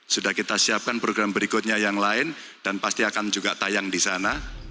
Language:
Indonesian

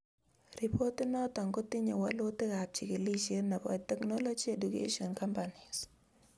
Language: Kalenjin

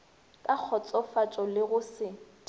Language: Northern Sotho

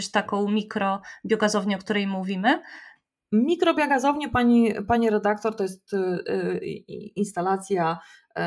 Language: Polish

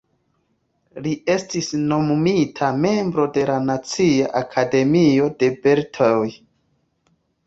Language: Esperanto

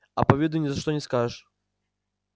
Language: Russian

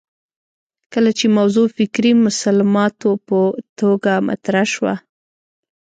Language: Pashto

